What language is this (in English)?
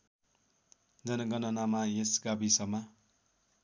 Nepali